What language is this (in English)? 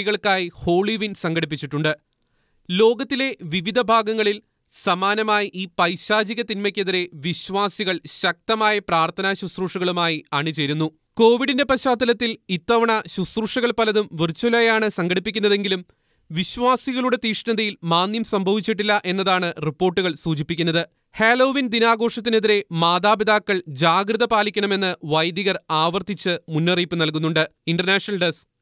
Malayalam